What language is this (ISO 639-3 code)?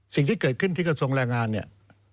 tha